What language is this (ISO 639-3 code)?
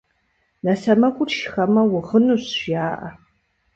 kbd